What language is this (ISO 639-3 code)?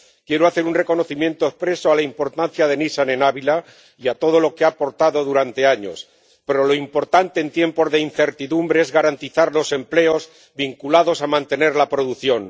spa